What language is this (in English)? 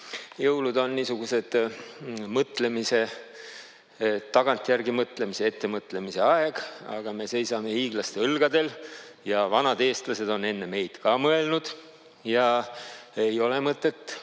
Estonian